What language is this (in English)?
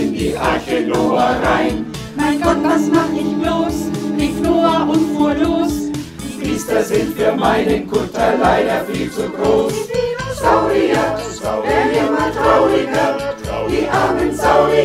German